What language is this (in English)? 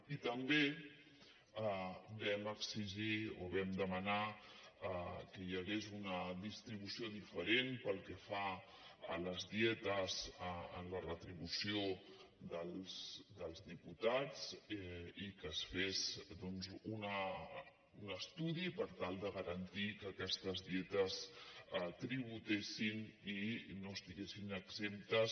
Catalan